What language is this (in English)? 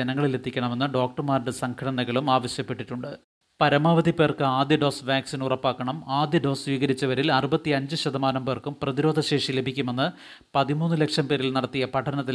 Malayalam